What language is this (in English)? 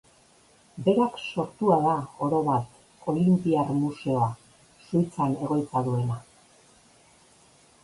Basque